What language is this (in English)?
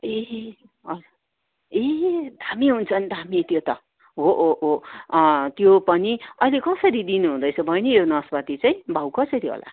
Nepali